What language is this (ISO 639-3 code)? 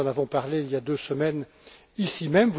fra